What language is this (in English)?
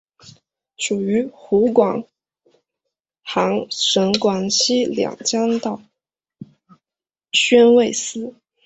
Chinese